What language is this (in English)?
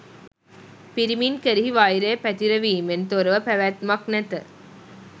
Sinhala